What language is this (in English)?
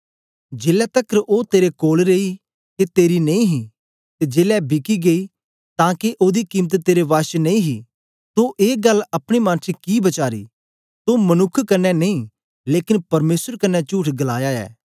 Dogri